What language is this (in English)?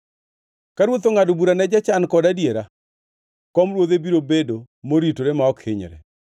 Luo (Kenya and Tanzania)